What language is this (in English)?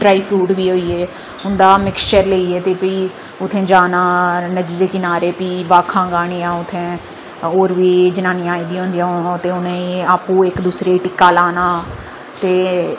Dogri